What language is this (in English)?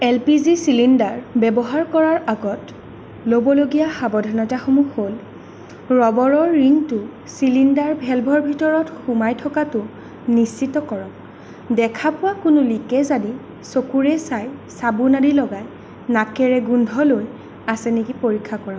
Assamese